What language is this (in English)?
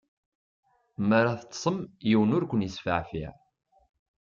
Kabyle